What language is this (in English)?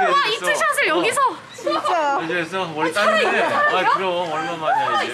Korean